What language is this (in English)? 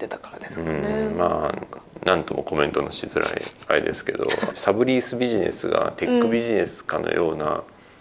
Japanese